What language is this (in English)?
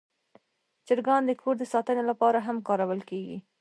Pashto